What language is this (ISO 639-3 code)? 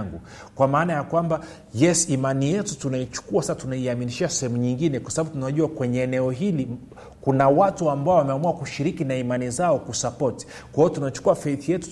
swa